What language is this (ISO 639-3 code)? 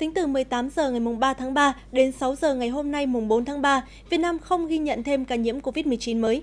vie